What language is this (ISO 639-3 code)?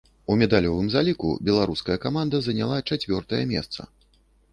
bel